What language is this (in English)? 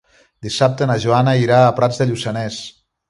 Catalan